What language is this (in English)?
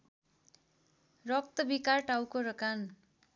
Nepali